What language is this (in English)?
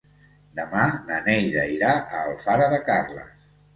Catalan